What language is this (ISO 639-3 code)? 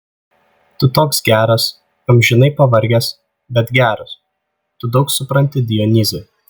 lit